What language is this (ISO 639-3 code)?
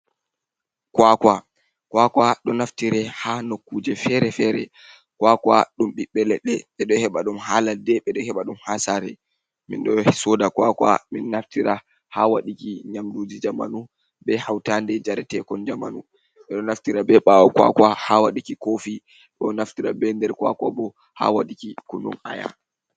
ful